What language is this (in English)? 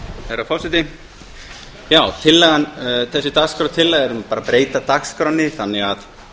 Icelandic